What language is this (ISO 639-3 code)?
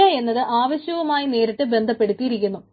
mal